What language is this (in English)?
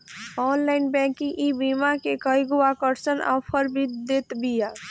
Bhojpuri